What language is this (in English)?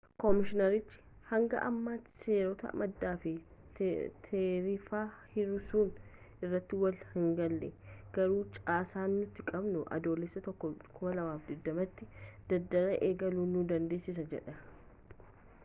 Oromo